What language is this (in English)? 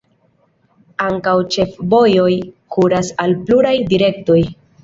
Esperanto